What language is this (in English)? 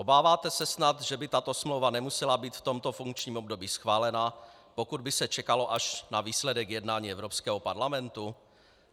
Czech